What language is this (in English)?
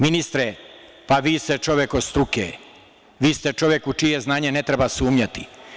Serbian